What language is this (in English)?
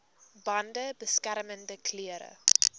Afrikaans